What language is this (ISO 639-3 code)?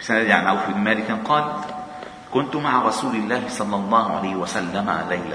ara